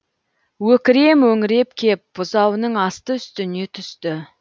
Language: Kazakh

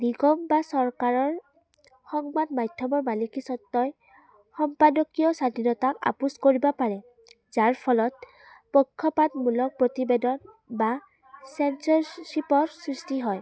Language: Assamese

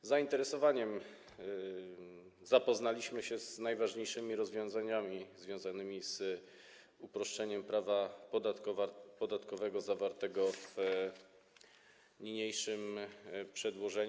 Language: Polish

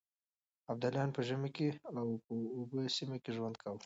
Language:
Pashto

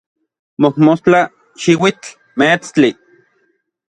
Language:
Orizaba Nahuatl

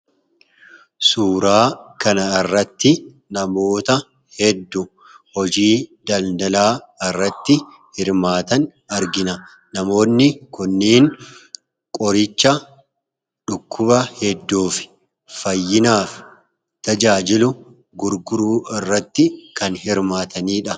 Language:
Oromo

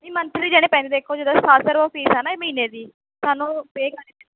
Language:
Punjabi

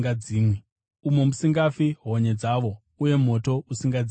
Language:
Shona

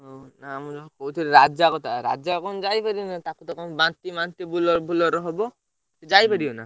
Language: Odia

